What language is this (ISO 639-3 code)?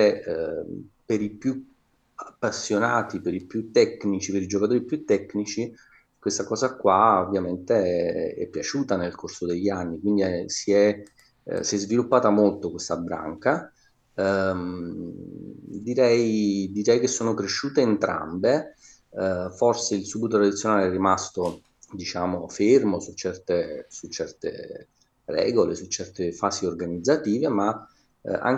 ita